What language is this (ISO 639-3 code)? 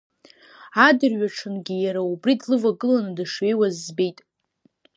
abk